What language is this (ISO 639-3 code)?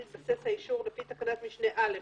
heb